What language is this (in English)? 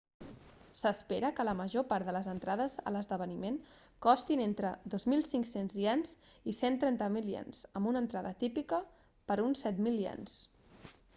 Catalan